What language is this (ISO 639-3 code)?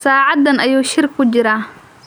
som